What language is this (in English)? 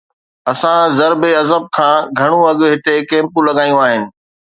Sindhi